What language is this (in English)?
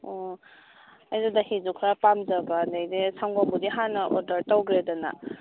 Manipuri